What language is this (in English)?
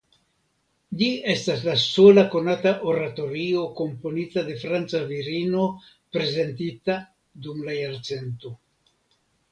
Esperanto